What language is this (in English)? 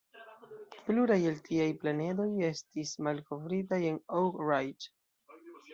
Esperanto